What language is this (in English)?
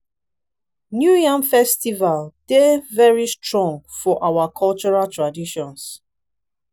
Nigerian Pidgin